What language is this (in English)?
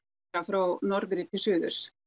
Icelandic